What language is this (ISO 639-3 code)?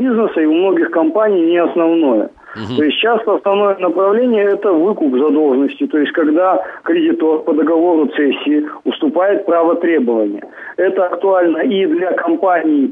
rus